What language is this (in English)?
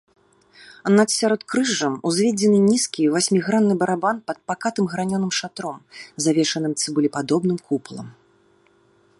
Belarusian